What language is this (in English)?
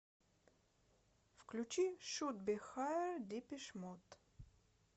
Russian